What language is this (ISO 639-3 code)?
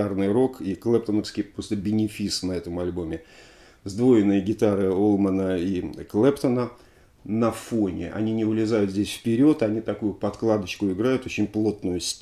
rus